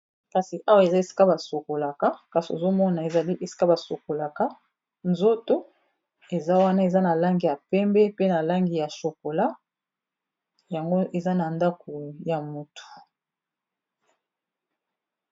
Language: Lingala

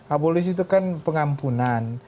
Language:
Indonesian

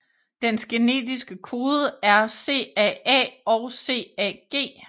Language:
Danish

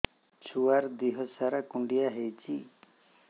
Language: Odia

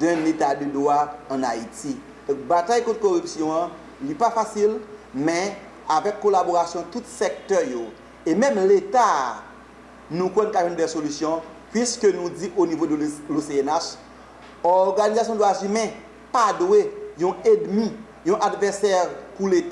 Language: French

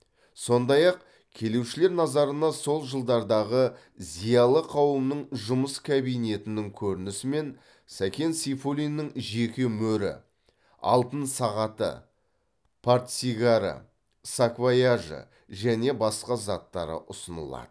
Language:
Kazakh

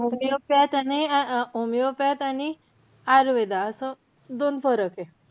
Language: Marathi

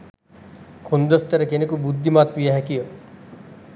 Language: Sinhala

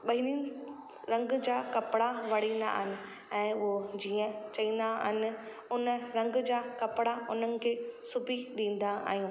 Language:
Sindhi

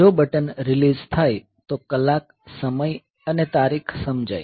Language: Gujarati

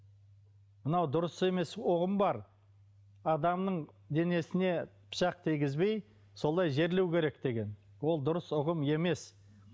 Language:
Kazakh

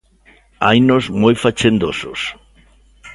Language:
Galician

